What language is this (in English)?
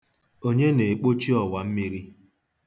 Igbo